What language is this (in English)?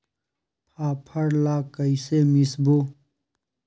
Chhattisgarhi